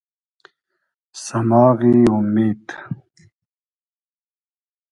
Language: Hazaragi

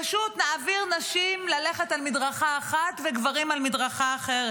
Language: Hebrew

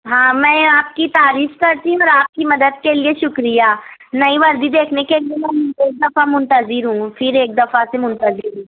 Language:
Urdu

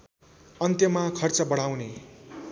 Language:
Nepali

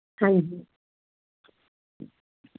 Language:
Punjabi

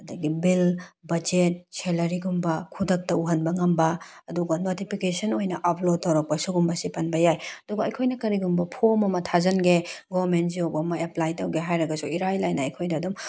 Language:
Manipuri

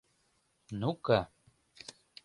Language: Mari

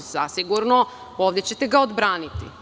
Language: Serbian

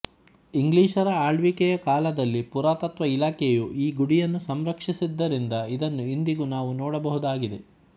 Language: Kannada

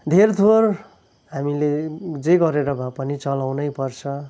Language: Nepali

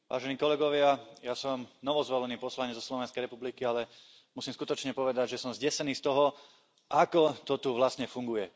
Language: Slovak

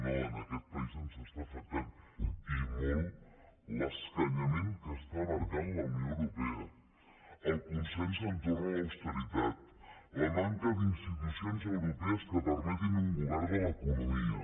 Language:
Catalan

